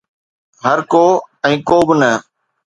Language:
Sindhi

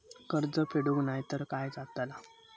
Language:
Marathi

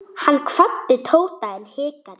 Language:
Icelandic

